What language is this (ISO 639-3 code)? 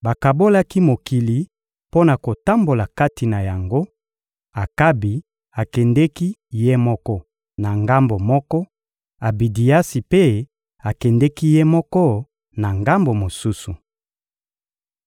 lin